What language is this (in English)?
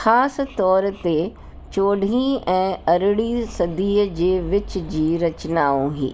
Sindhi